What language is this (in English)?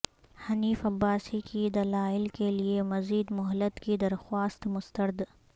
Urdu